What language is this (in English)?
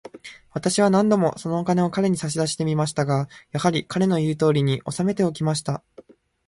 Japanese